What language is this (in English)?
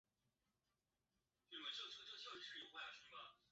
Chinese